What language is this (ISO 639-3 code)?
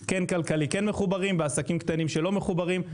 heb